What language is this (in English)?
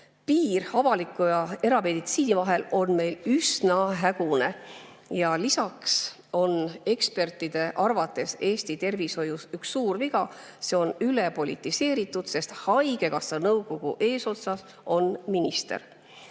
Estonian